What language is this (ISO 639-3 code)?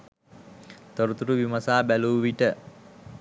sin